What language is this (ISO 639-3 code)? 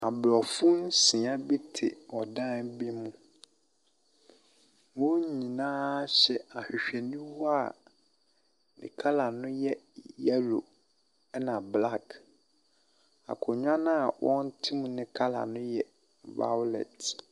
aka